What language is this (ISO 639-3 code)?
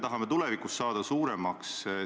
est